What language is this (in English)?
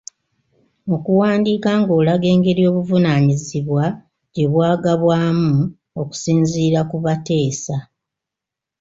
Ganda